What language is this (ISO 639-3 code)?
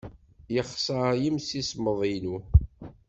kab